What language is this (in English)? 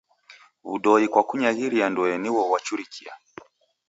Taita